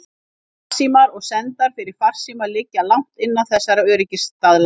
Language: Icelandic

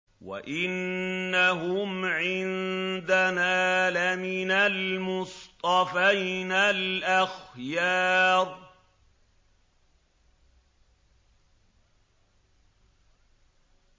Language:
Arabic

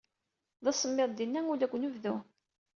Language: Kabyle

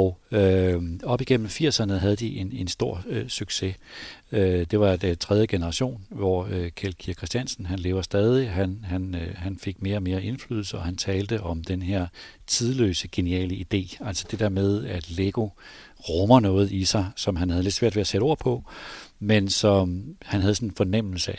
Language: Danish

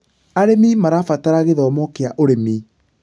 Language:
Kikuyu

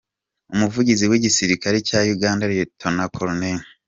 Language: Kinyarwanda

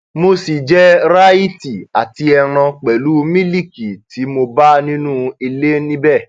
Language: Yoruba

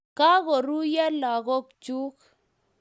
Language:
Kalenjin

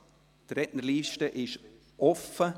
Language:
Swiss German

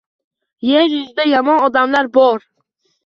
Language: Uzbek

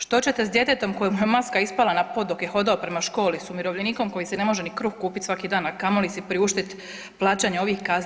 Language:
Croatian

